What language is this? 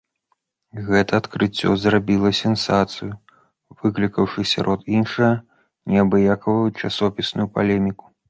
Belarusian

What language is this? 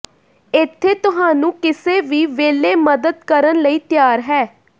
Punjabi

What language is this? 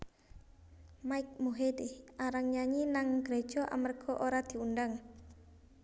Javanese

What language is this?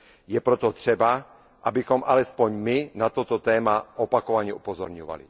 Czech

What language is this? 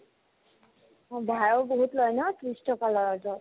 Assamese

